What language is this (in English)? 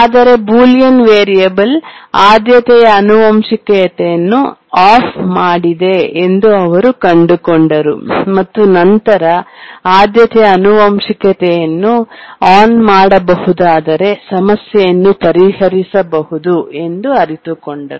Kannada